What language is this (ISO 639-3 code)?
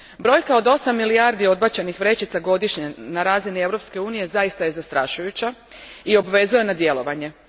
hrv